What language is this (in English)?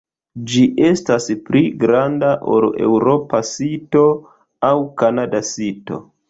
Esperanto